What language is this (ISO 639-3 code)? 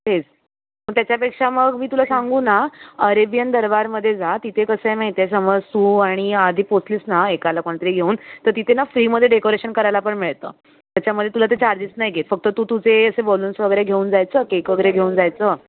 mar